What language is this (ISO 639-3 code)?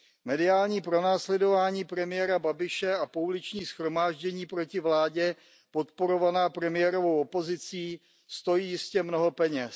ces